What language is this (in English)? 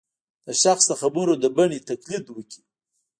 Pashto